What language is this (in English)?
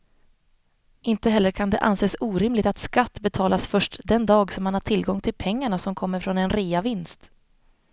Swedish